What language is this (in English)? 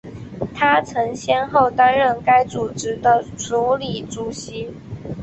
Chinese